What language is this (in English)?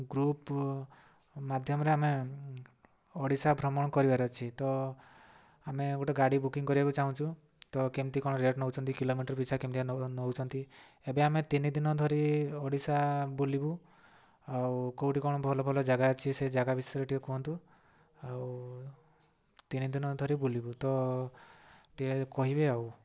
Odia